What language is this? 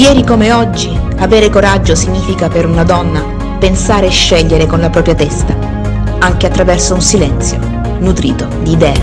Italian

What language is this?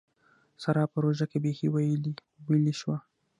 Pashto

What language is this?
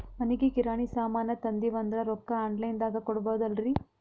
Kannada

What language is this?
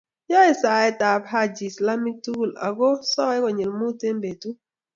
Kalenjin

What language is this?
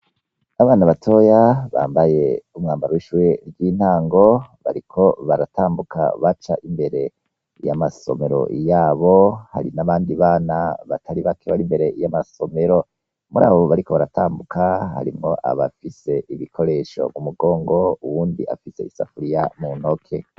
Rundi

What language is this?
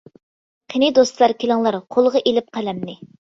Uyghur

